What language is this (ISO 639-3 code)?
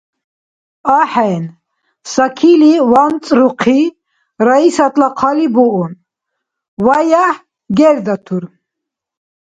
dar